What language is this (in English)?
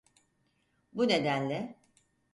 Turkish